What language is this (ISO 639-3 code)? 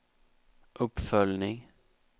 swe